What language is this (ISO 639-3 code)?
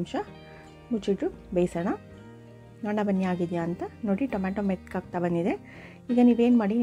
ron